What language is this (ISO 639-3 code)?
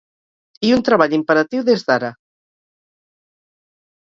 cat